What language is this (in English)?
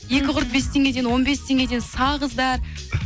Kazakh